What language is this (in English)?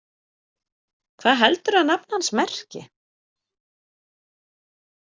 Icelandic